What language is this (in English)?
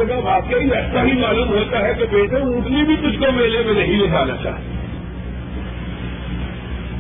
Urdu